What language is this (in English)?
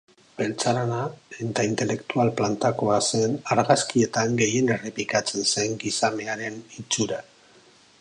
Basque